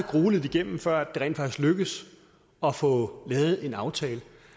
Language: Danish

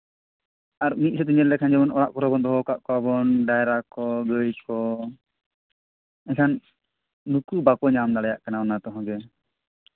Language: Santali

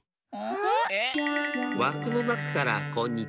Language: Japanese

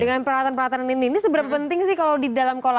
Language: Indonesian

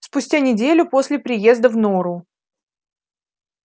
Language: Russian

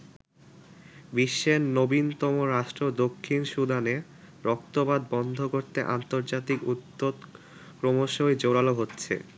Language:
Bangla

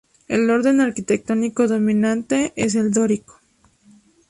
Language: Spanish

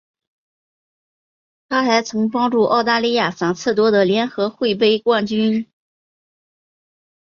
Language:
Chinese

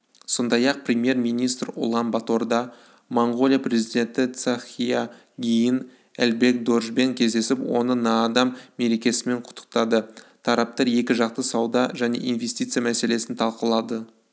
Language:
Kazakh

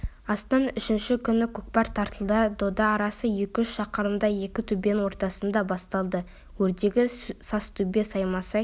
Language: Kazakh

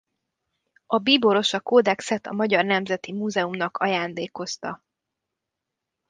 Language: Hungarian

